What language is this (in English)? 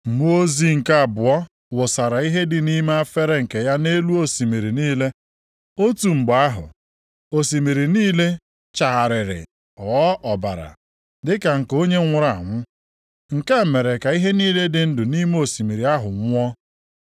Igbo